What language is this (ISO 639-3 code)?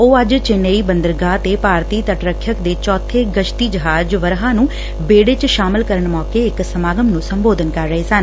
pan